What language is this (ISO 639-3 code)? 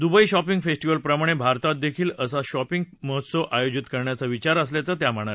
mar